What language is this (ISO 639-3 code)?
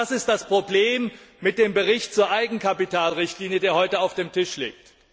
deu